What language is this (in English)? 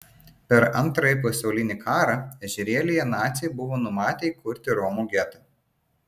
Lithuanian